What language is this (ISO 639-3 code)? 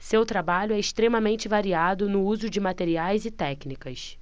por